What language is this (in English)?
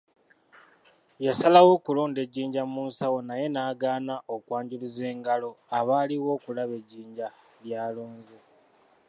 Ganda